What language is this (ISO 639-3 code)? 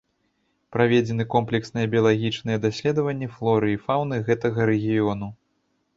bel